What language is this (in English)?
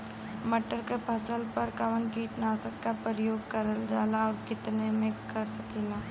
Bhojpuri